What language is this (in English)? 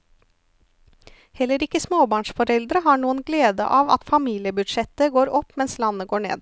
Norwegian